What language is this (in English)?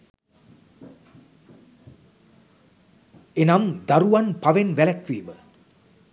Sinhala